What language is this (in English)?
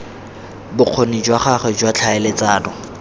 Tswana